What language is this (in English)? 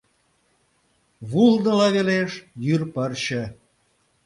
Mari